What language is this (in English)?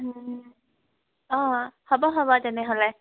Assamese